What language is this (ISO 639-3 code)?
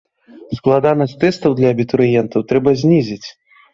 bel